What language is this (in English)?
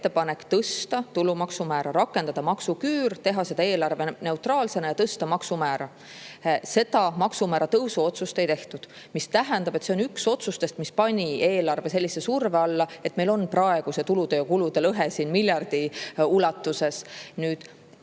Estonian